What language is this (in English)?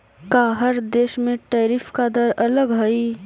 Magahi